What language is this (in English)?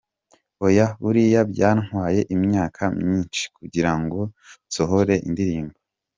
Kinyarwanda